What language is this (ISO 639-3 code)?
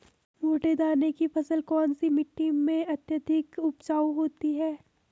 hin